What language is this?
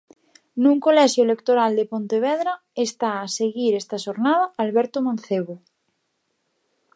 Galician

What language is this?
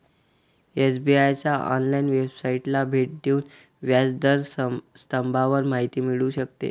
Marathi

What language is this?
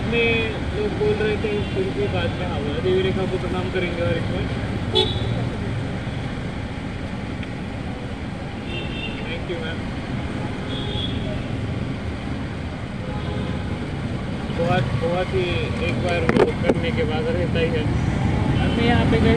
Marathi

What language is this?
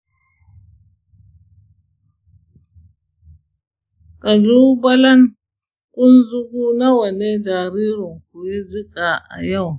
Hausa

